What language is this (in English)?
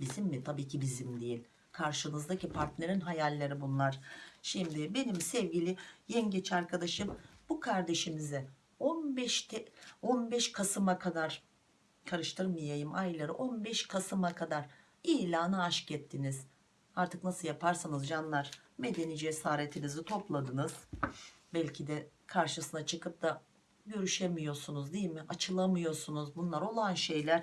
Turkish